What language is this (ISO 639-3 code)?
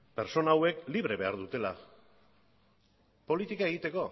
eus